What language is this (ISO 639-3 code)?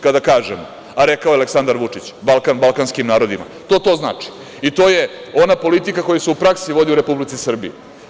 srp